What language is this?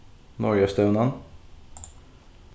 Faroese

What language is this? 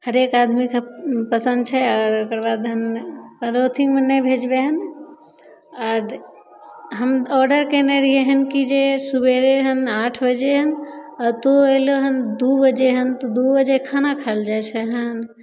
Maithili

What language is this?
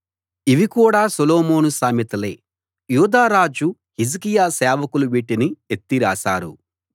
Telugu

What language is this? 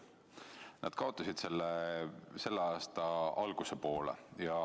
Estonian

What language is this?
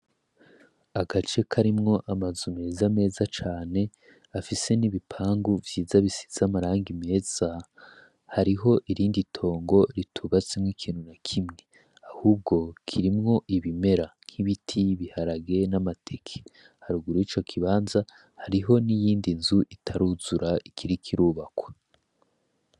Rundi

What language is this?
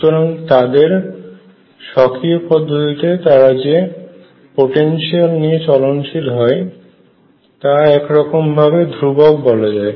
Bangla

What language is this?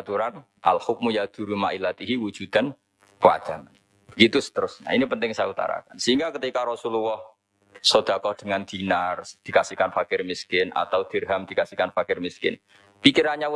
Indonesian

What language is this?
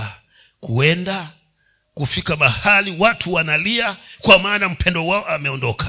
Swahili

